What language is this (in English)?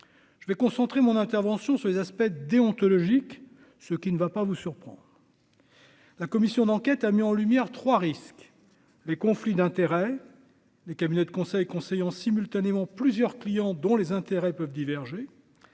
French